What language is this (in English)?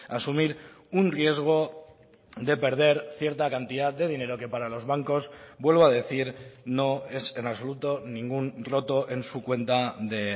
Spanish